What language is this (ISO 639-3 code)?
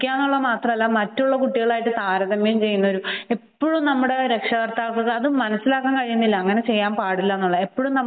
mal